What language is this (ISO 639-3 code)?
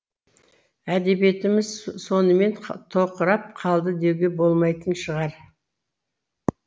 kaz